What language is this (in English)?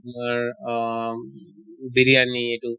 Assamese